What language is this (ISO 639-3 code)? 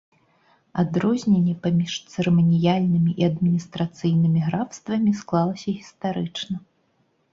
bel